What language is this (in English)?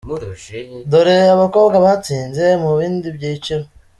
Kinyarwanda